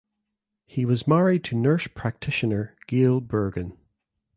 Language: English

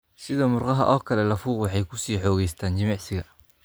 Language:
Somali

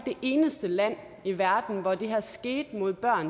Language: Danish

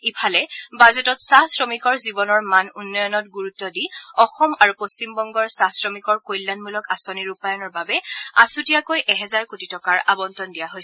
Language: Assamese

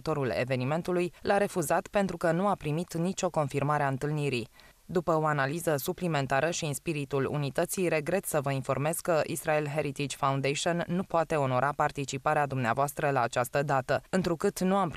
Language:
Romanian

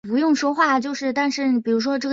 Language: Chinese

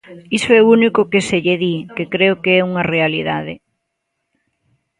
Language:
Galician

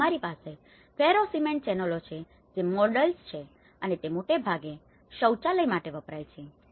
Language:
Gujarati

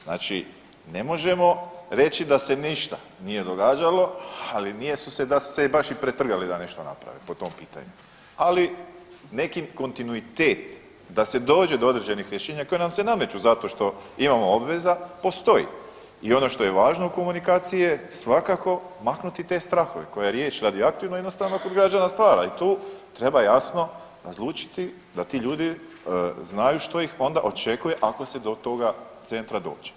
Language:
Croatian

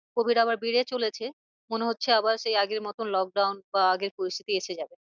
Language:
Bangla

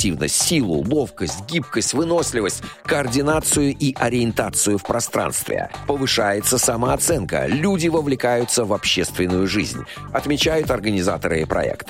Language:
Russian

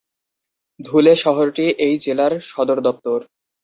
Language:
Bangla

